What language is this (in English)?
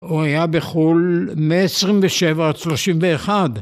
Hebrew